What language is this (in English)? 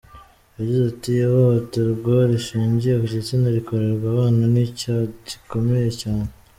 Kinyarwanda